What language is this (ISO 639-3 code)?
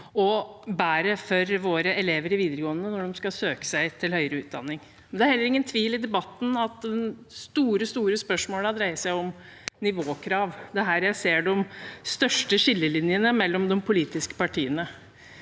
nor